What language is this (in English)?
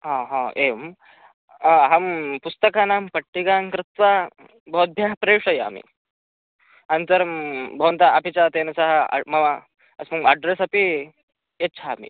Sanskrit